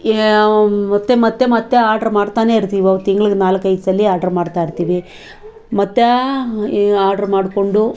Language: Kannada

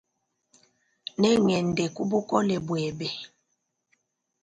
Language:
Luba-Lulua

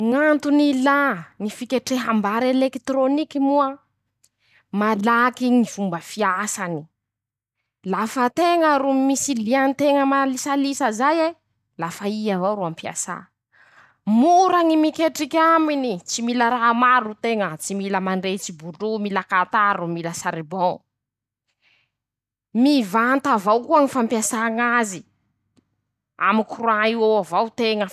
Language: Masikoro Malagasy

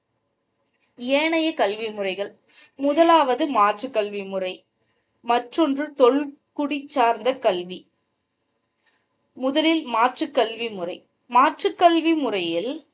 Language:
Tamil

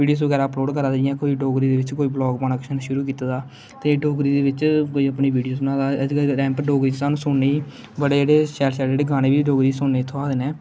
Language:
Dogri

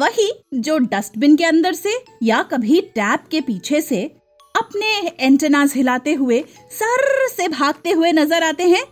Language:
Hindi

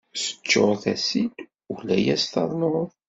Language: Kabyle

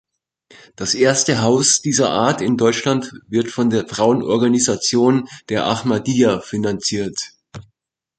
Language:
German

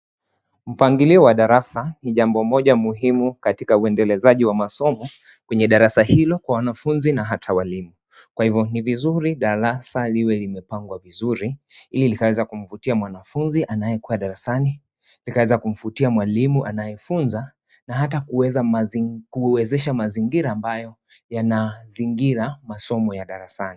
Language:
Swahili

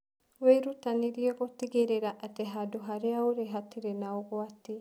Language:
Kikuyu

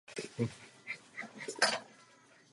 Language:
Czech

